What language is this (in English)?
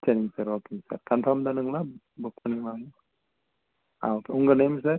Tamil